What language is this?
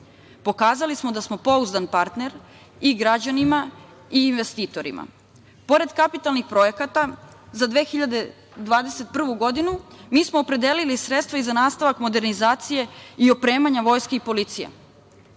Serbian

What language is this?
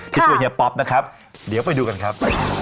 Thai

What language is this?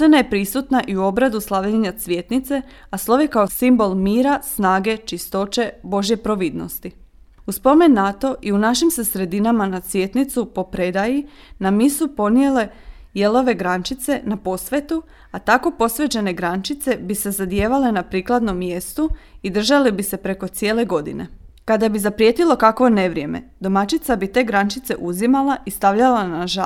Croatian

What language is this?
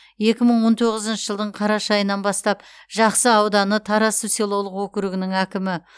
Kazakh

